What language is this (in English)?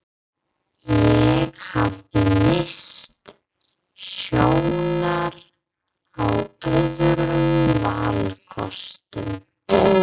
Icelandic